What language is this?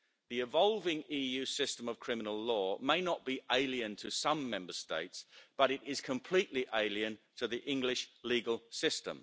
English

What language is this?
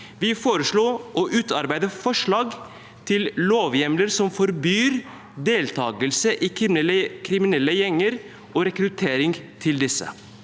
Norwegian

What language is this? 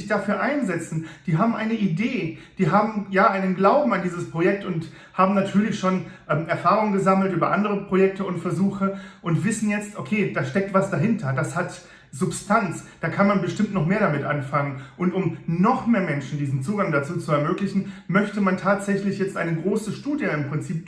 German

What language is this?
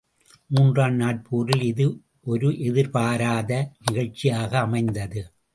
Tamil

